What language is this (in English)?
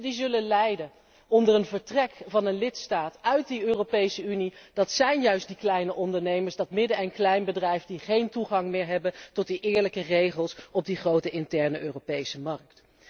Dutch